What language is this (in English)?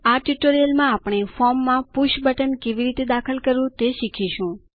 Gujarati